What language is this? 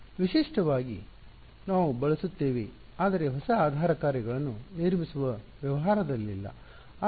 Kannada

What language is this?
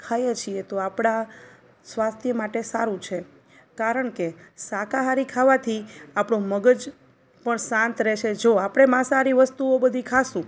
Gujarati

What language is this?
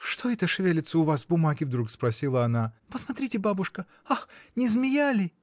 Russian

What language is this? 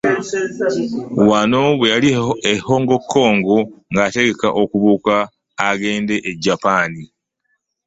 Ganda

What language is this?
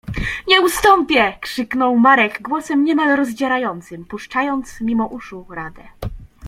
Polish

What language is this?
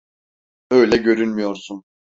Turkish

